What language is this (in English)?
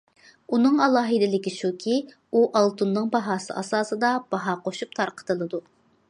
Uyghur